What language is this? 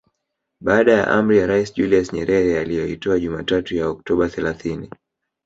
Swahili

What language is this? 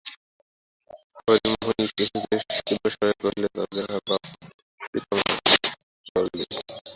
Bangla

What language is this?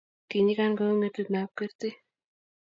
Kalenjin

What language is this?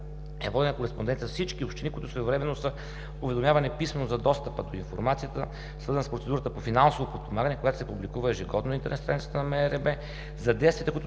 Bulgarian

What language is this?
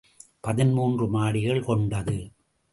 Tamil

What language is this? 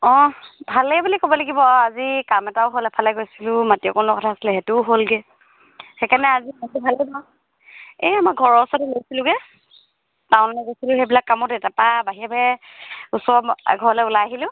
Assamese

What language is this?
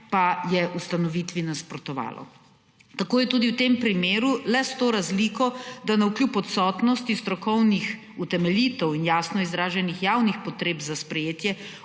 Slovenian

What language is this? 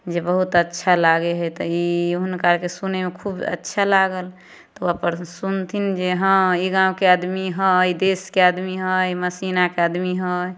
Maithili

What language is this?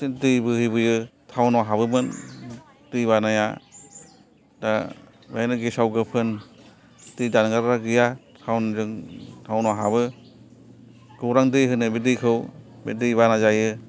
Bodo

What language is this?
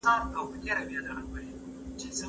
Pashto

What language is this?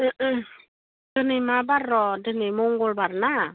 Bodo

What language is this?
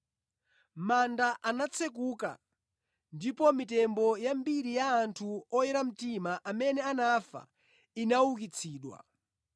Nyanja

